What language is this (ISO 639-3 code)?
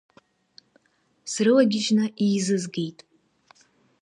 abk